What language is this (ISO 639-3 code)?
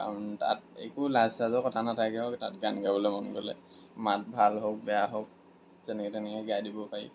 asm